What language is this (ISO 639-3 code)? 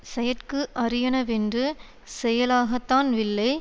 tam